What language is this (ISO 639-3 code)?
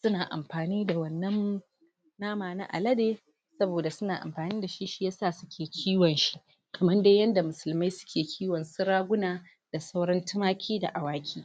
hau